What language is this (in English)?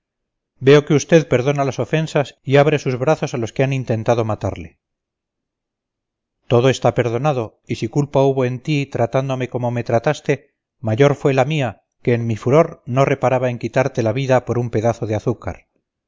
Spanish